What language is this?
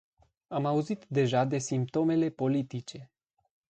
Romanian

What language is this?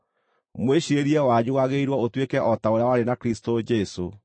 Kikuyu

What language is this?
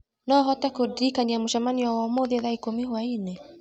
Kikuyu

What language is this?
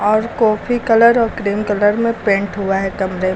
Hindi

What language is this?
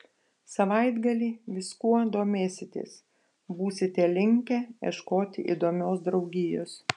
Lithuanian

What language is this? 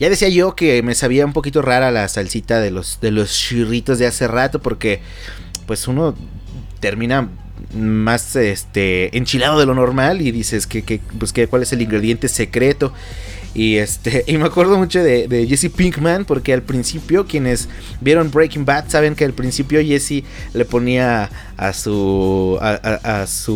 Spanish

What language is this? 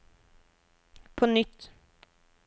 Norwegian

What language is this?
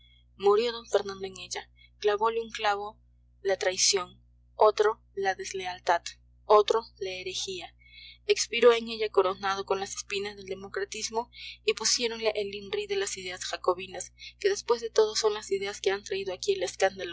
Spanish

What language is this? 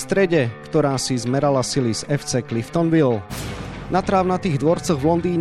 Slovak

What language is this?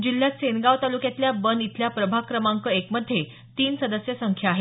Marathi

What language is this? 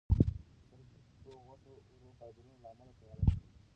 Pashto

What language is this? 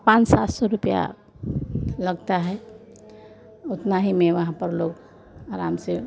Hindi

